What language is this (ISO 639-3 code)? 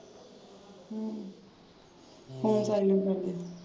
pan